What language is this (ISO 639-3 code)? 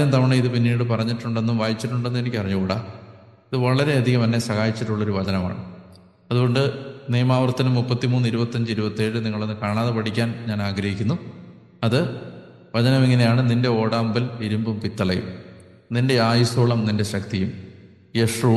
mal